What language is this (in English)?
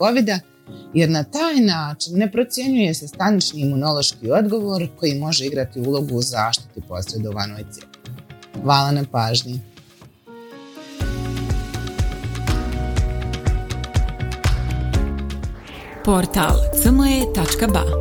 Croatian